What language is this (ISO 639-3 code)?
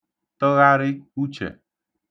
ibo